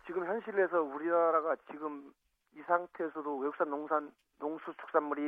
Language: Korean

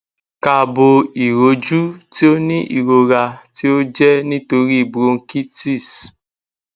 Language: Yoruba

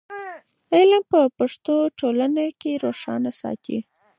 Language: Pashto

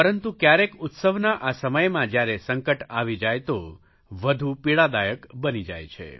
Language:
Gujarati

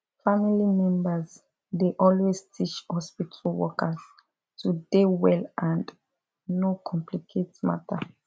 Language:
Nigerian Pidgin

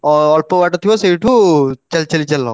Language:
Odia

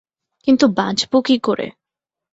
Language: Bangla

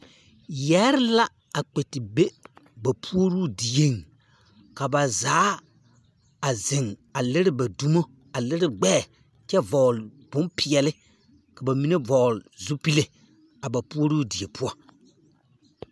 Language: Southern Dagaare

